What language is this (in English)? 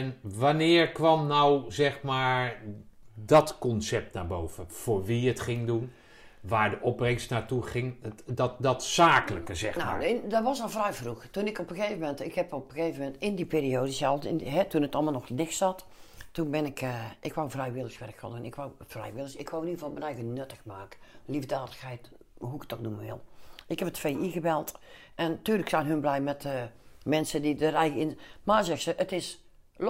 Dutch